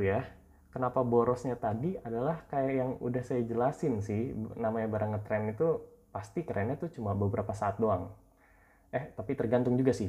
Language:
Indonesian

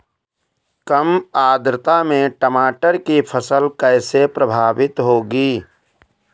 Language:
Hindi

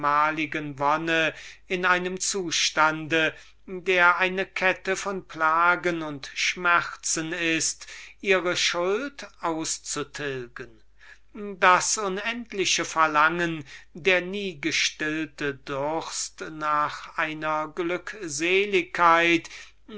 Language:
German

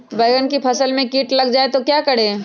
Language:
Magahi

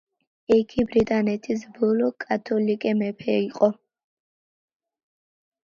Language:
Georgian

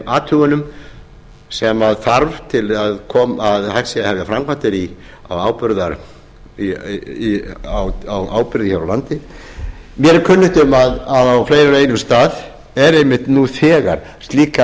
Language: Icelandic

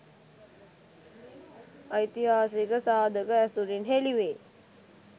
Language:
Sinhala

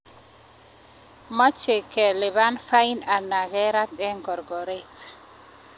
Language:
Kalenjin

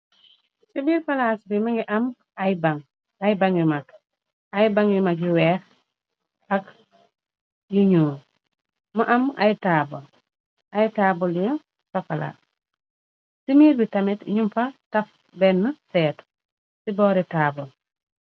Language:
Wolof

